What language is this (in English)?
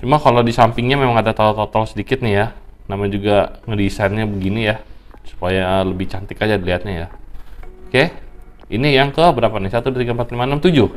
Indonesian